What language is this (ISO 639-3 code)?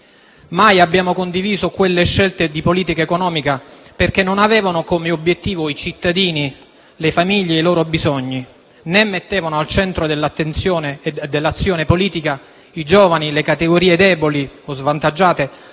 ita